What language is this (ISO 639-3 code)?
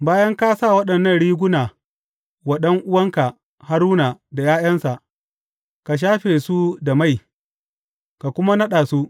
hau